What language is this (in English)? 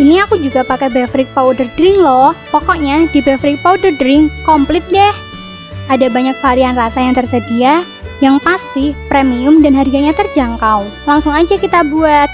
Indonesian